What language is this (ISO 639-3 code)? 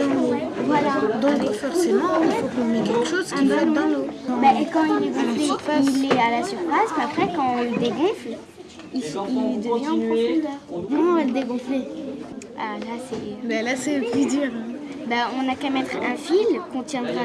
fra